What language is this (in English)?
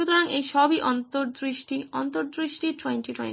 Bangla